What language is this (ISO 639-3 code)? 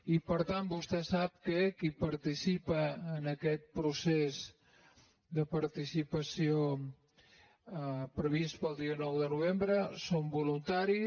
cat